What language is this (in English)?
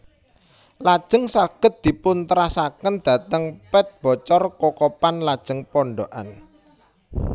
Javanese